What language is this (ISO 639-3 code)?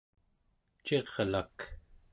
esu